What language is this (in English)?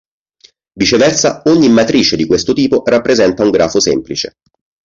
Italian